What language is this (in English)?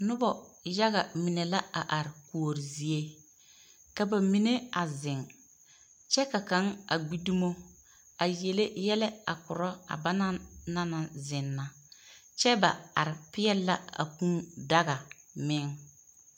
Southern Dagaare